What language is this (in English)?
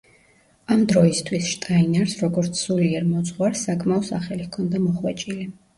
Georgian